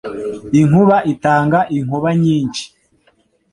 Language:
Kinyarwanda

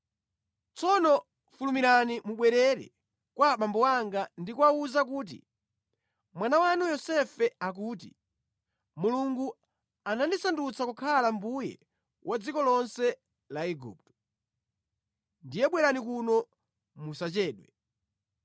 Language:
Nyanja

